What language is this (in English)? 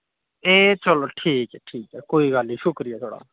Dogri